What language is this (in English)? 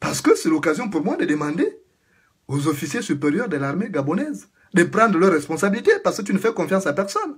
French